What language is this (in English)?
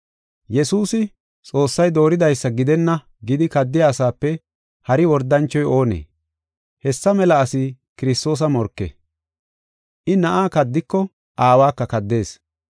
Gofa